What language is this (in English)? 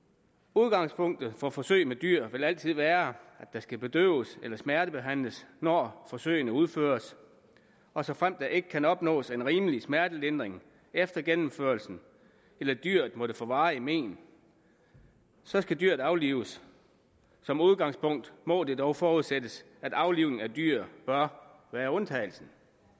Danish